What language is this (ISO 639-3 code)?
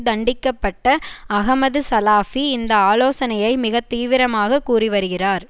tam